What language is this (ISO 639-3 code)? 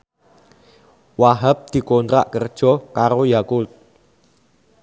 jav